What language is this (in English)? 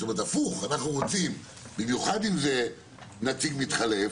Hebrew